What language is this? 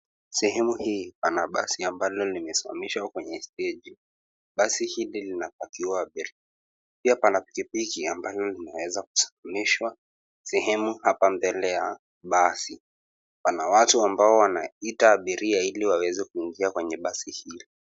Swahili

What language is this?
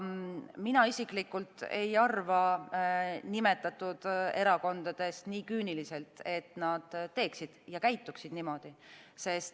Estonian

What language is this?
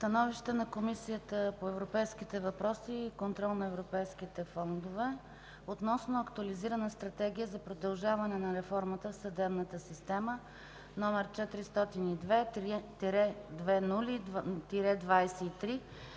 Bulgarian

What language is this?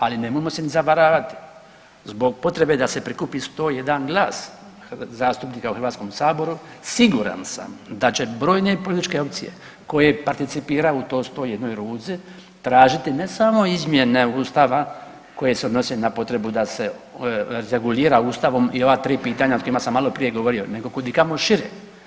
Croatian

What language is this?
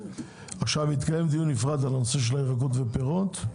Hebrew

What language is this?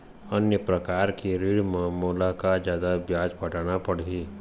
Chhattisgarhi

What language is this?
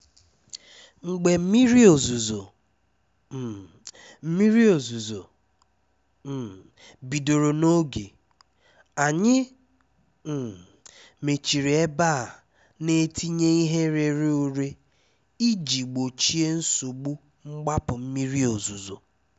Igbo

